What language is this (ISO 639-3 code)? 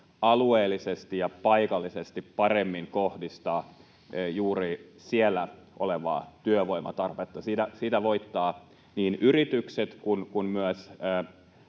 fin